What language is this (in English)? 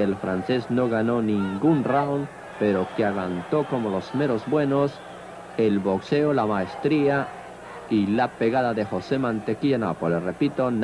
Spanish